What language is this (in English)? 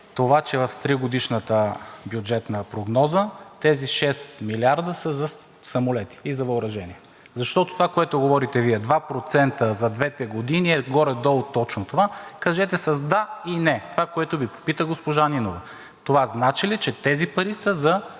Bulgarian